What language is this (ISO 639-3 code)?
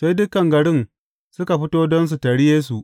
hau